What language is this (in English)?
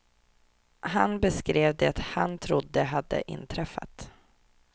Swedish